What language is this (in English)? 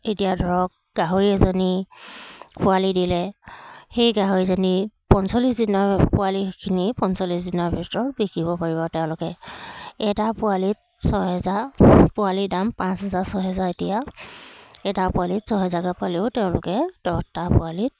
Assamese